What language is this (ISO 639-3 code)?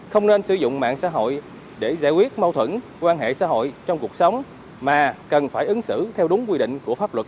vie